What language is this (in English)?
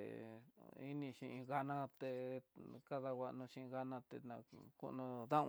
Tidaá Mixtec